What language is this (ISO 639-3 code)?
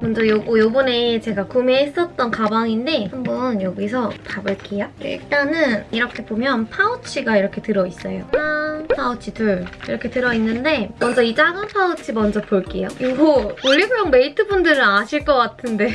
kor